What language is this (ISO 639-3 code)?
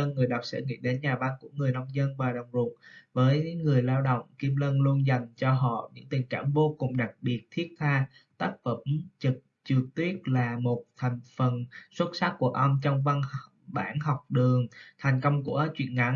vie